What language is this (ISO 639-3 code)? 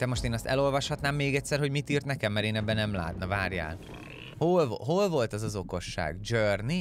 hun